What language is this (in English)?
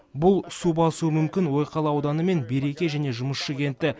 Kazakh